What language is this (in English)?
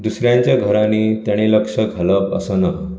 Konkani